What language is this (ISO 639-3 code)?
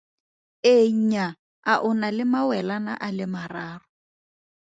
tsn